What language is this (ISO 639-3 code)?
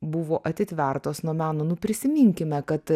lit